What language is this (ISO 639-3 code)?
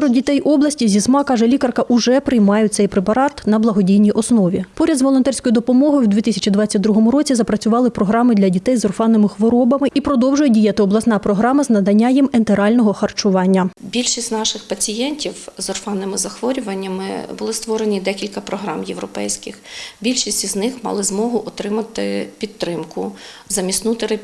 ukr